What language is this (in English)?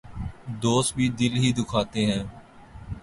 Urdu